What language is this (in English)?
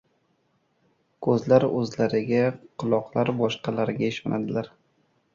Uzbek